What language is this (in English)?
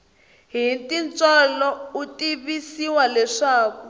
Tsonga